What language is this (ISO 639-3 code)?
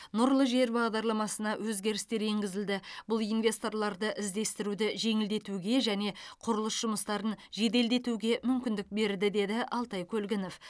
kaz